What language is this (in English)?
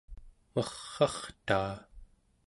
Central Yupik